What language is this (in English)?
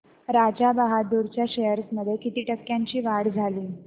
Marathi